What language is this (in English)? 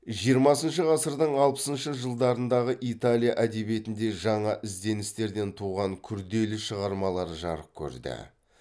Kazakh